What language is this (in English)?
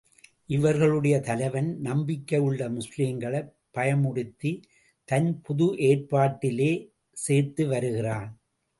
Tamil